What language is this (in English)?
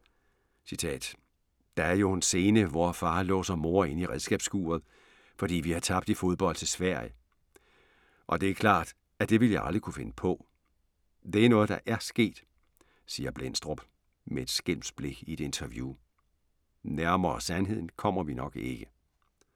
Danish